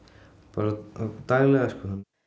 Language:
Icelandic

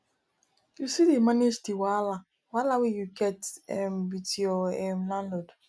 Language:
Nigerian Pidgin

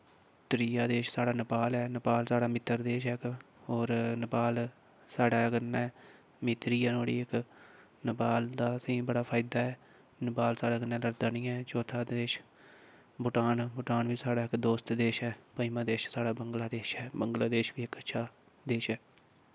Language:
Dogri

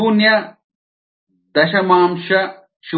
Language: Kannada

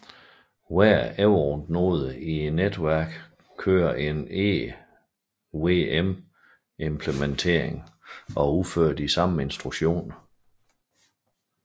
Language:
Danish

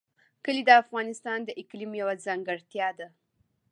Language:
Pashto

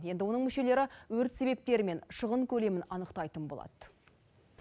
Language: Kazakh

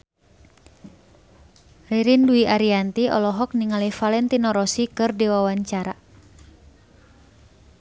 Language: Sundanese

